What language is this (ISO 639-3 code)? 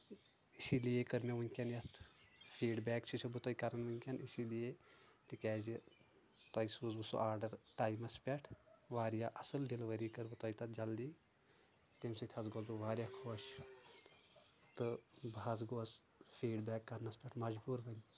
kas